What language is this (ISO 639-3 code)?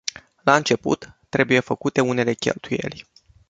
ron